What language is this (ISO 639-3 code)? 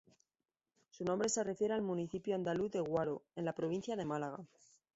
spa